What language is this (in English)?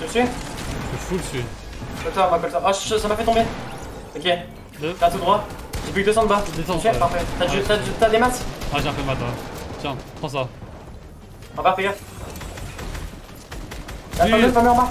French